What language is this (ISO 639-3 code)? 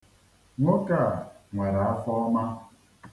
ibo